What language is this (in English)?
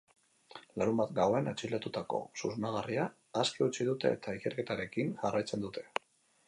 Basque